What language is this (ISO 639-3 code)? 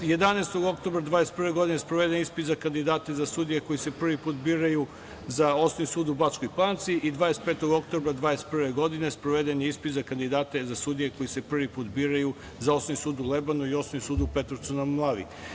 srp